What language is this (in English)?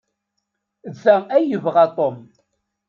Kabyle